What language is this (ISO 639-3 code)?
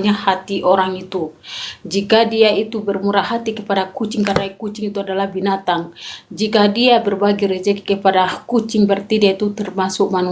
ind